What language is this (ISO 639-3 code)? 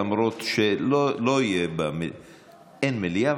heb